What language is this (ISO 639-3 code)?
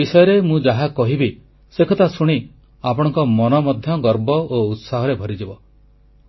ori